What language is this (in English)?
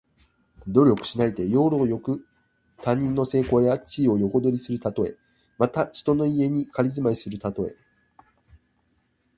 Japanese